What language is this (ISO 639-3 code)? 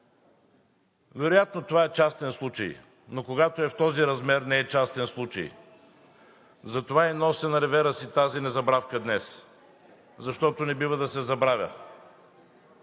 bul